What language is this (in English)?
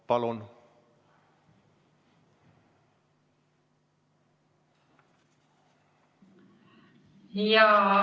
Estonian